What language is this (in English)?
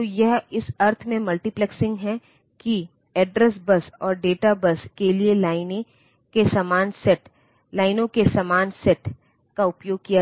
Hindi